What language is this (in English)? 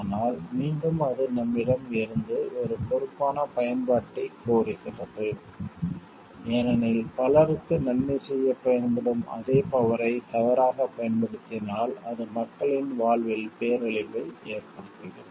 Tamil